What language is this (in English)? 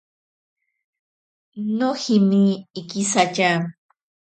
Ashéninka Perené